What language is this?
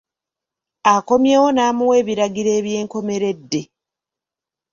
Ganda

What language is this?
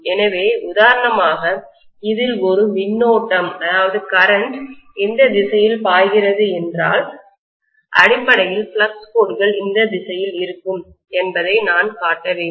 Tamil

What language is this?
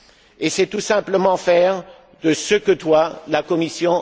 French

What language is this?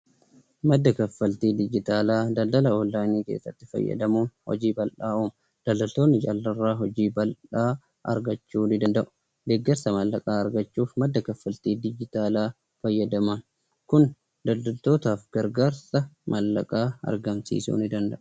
Oromo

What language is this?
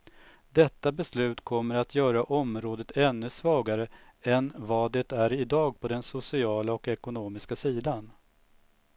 Swedish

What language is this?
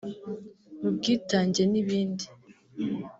Kinyarwanda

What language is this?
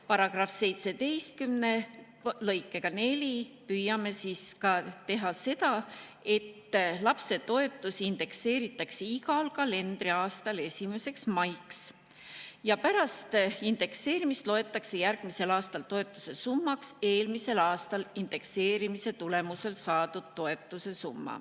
Estonian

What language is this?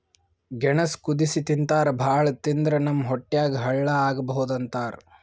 Kannada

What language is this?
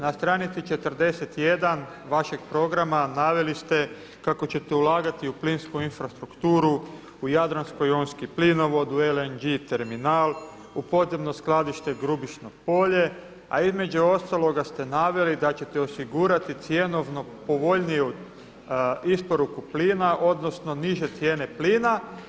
Croatian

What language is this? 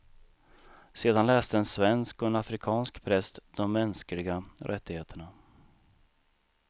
Swedish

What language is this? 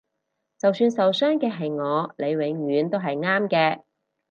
Cantonese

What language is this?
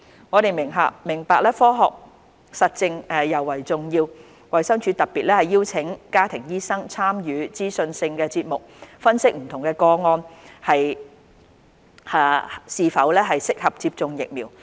Cantonese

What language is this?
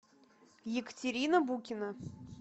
Russian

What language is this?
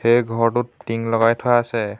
Assamese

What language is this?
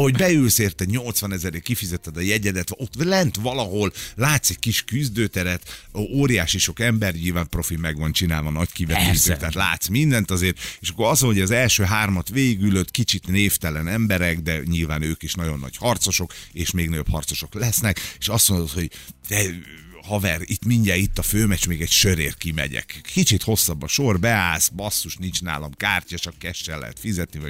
Hungarian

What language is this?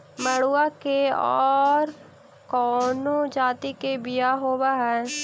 Magahi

